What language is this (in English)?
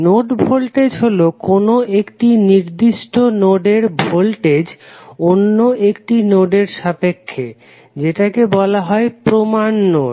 Bangla